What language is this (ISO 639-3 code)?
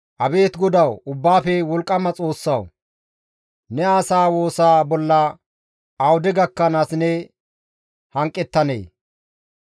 gmv